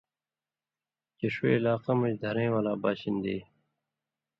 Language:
Indus Kohistani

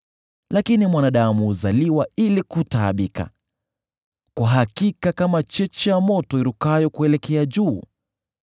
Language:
Swahili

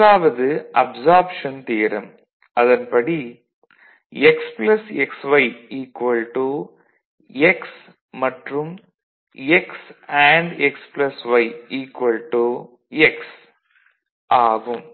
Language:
Tamil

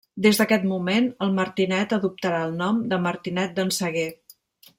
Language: Catalan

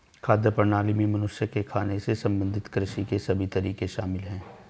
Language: Hindi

